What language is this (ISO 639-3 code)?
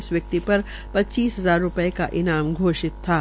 hin